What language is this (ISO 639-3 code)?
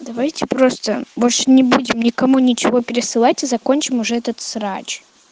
rus